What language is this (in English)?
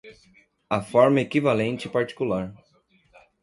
Portuguese